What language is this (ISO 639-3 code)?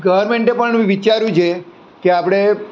guj